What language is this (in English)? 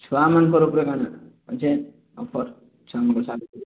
Odia